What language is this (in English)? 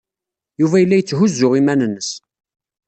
Kabyle